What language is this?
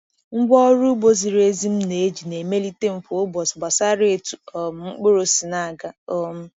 Igbo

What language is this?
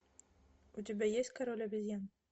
Russian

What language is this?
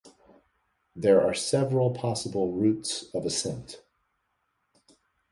English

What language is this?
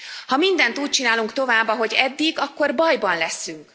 Hungarian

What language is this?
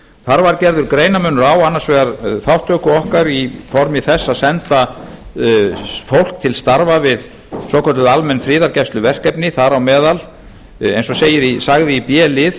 Icelandic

